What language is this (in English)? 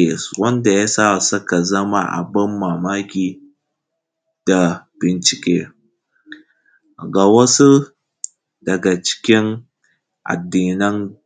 Hausa